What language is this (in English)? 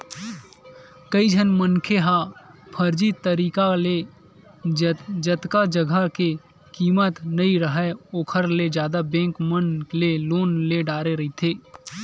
Chhattisgarhi